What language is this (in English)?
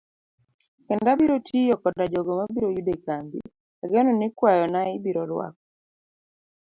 Luo (Kenya and Tanzania)